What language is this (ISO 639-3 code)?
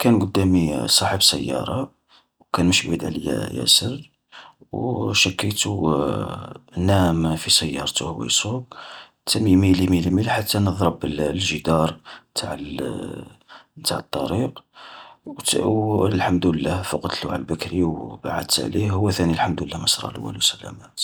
arq